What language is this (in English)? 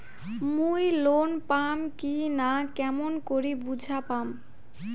Bangla